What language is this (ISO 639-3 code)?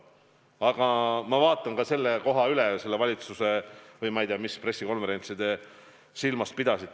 est